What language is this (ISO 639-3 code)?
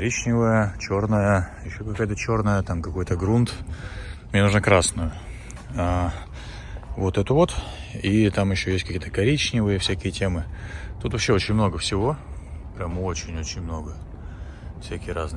rus